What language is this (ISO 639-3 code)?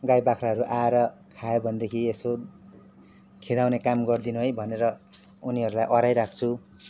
nep